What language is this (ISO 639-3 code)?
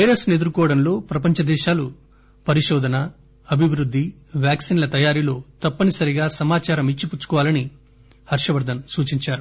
tel